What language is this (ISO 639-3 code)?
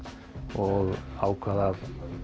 isl